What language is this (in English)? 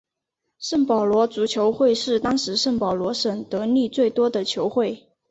Chinese